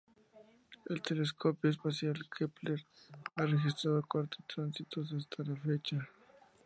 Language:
Spanish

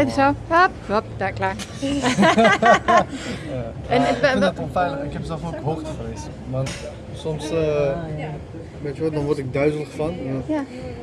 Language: Dutch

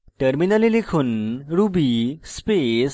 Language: Bangla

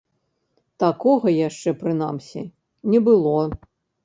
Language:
Belarusian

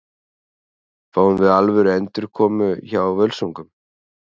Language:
Icelandic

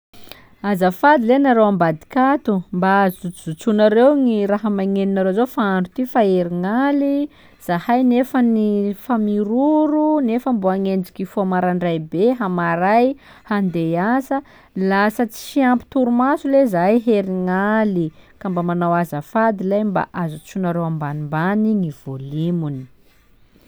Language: Sakalava Malagasy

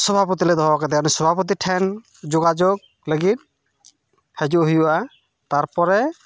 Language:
Santali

